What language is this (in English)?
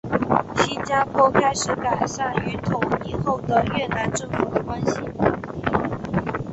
Chinese